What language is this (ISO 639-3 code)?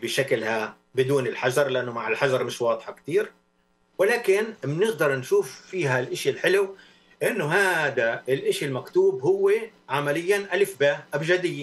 ara